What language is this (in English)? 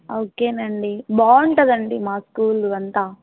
Telugu